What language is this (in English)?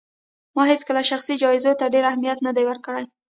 Pashto